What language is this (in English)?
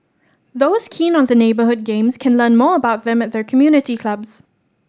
English